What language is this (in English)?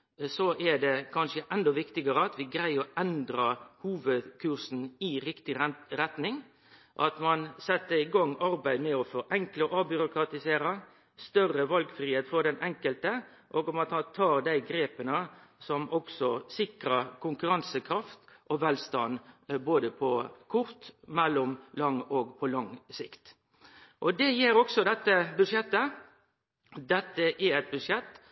Norwegian Nynorsk